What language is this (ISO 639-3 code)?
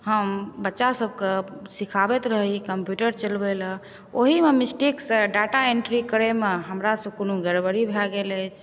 mai